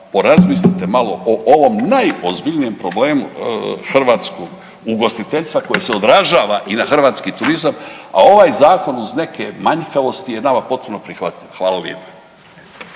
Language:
Croatian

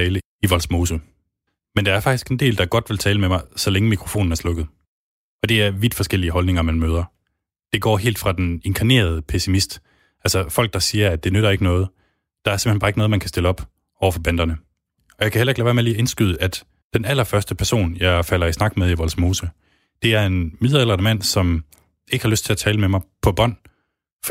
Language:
Danish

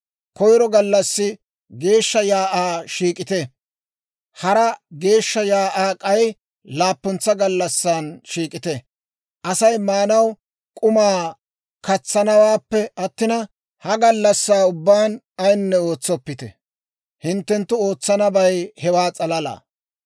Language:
Dawro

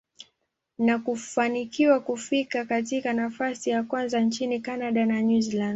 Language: Swahili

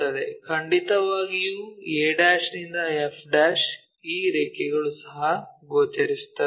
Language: Kannada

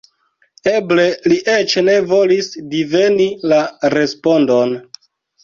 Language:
Esperanto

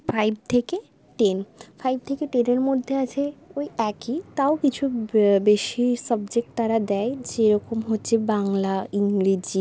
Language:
Bangla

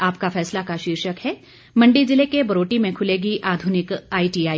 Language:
Hindi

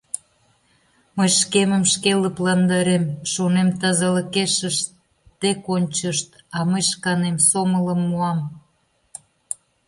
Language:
Mari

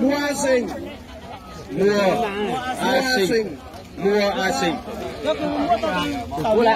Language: Vietnamese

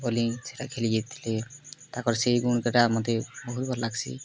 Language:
Odia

